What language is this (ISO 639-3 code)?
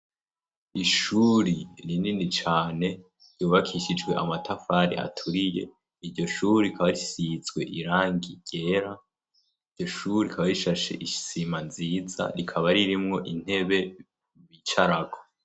run